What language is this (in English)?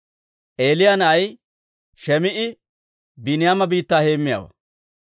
Dawro